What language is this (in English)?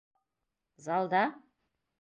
Bashkir